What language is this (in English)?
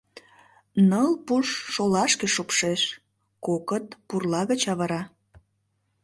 Mari